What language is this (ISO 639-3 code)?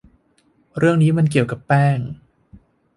tha